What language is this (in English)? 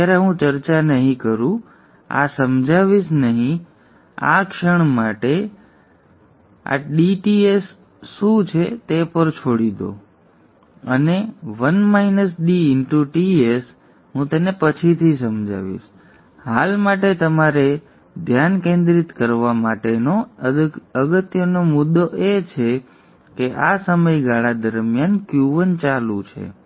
Gujarati